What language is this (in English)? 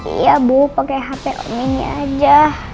Indonesian